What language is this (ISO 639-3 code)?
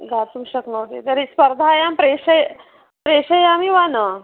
san